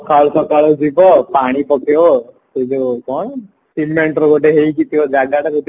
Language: Odia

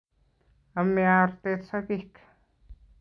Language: Kalenjin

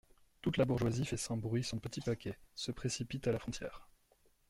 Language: French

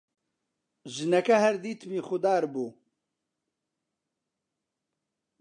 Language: Central Kurdish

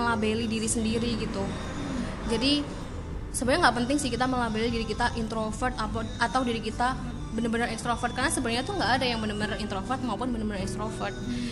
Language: Indonesian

